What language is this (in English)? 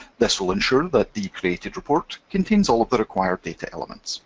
English